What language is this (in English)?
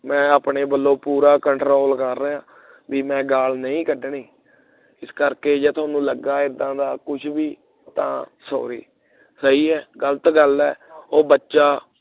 Punjabi